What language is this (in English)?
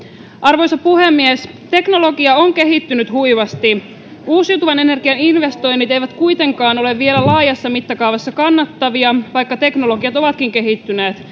Finnish